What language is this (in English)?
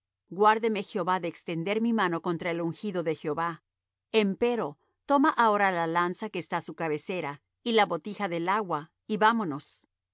Spanish